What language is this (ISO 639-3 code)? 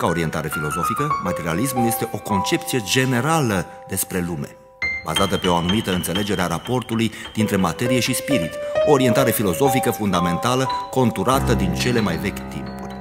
ron